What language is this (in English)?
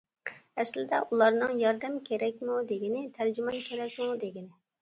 Uyghur